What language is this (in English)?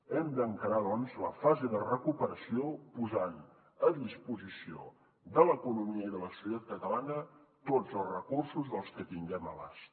Catalan